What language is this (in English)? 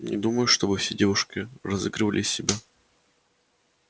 Russian